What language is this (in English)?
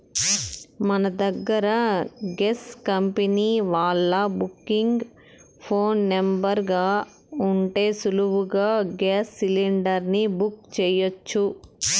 Telugu